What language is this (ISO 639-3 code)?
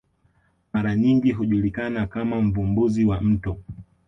swa